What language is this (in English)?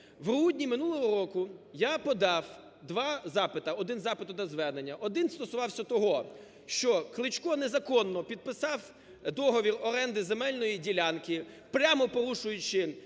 Ukrainian